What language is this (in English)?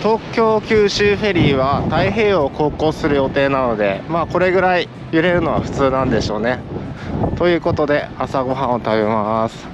Japanese